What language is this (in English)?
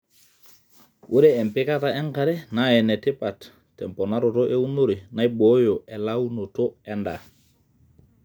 Masai